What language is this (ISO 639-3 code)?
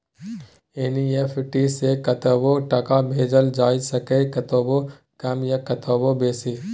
mai